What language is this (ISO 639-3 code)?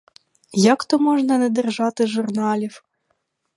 ukr